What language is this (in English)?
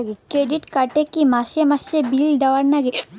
Bangla